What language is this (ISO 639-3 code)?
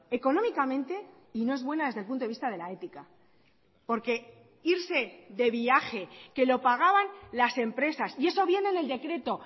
spa